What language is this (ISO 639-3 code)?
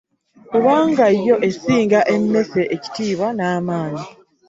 lug